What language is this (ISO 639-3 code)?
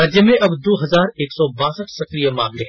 hin